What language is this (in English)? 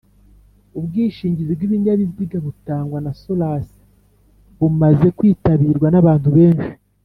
Kinyarwanda